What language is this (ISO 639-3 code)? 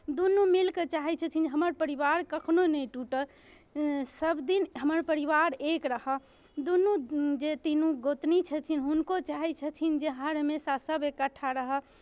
mai